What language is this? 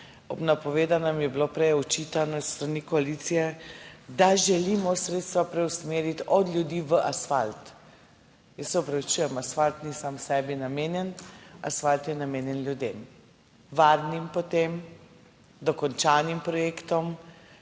Slovenian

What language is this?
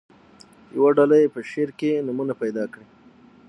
Pashto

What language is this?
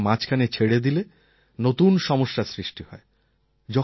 Bangla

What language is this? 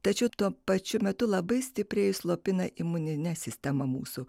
Lithuanian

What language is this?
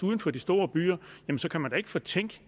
Danish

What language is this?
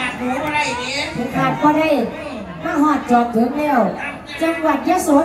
Thai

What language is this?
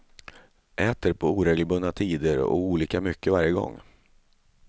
Swedish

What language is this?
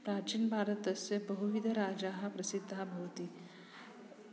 Sanskrit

